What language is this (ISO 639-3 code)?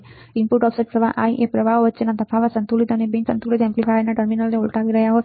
guj